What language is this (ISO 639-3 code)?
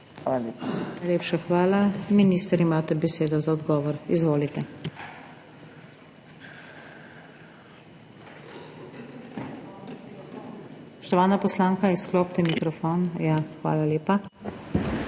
slv